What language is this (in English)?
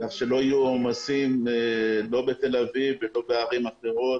Hebrew